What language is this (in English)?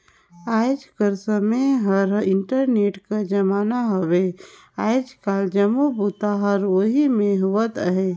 Chhattisgarhi